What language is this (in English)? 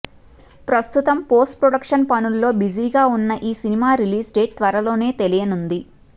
Telugu